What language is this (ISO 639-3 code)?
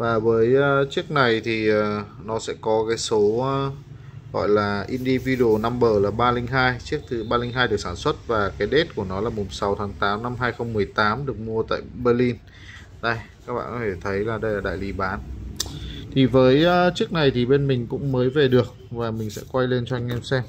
vie